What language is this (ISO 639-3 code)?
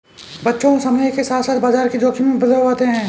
hin